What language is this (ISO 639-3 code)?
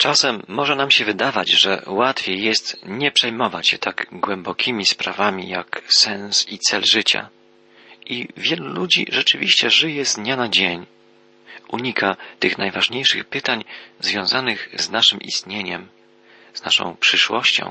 pol